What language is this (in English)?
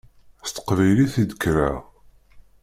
Kabyle